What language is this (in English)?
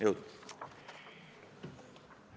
Estonian